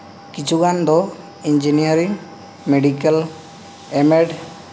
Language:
Santali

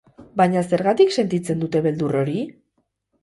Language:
Basque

